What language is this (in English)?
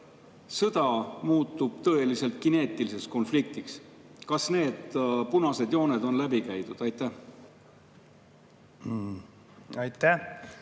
Estonian